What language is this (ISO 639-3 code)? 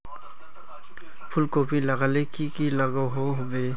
mag